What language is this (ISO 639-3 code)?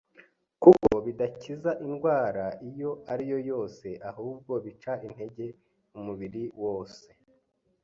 kin